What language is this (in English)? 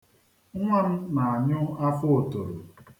Igbo